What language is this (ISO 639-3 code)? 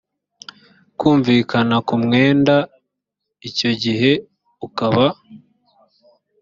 kin